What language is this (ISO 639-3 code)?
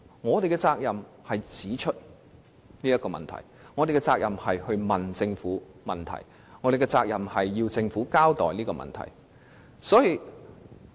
yue